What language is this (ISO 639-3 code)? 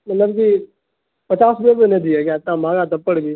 urd